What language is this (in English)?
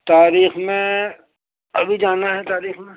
Urdu